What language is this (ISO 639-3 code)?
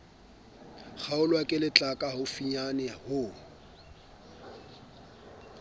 sot